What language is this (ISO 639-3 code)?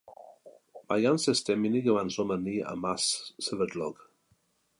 cym